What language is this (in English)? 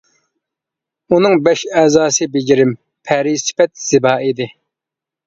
Uyghur